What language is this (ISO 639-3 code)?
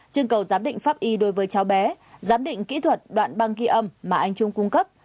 vie